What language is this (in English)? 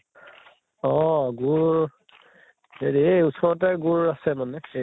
Assamese